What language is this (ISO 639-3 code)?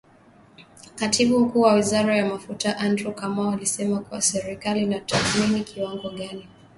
swa